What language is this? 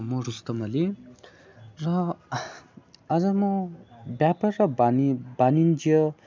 Nepali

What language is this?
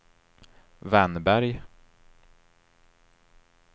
Swedish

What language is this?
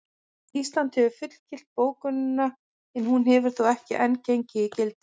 Icelandic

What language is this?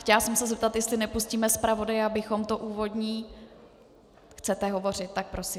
Czech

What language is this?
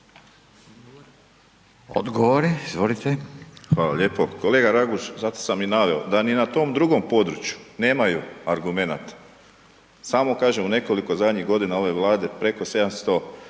Croatian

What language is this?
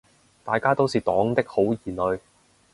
Cantonese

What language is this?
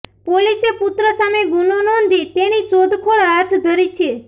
Gujarati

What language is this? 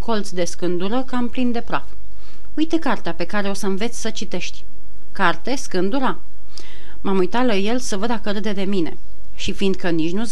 Romanian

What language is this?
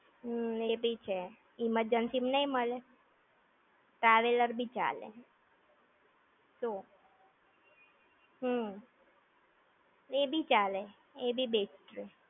Gujarati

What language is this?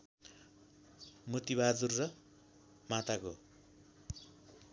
Nepali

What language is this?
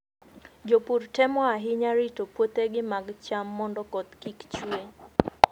Luo (Kenya and Tanzania)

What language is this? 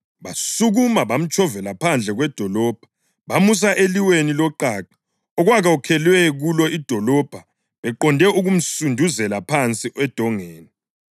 North Ndebele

